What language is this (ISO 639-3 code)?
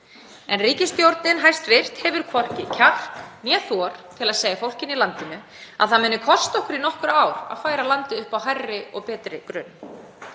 isl